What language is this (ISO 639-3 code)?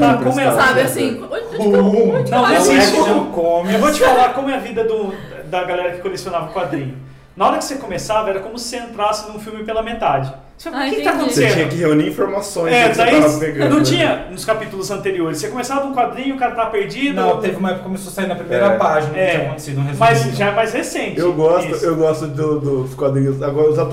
por